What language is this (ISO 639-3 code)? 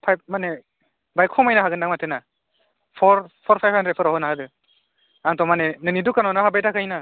brx